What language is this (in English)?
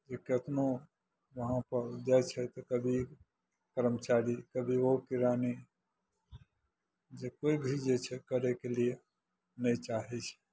Maithili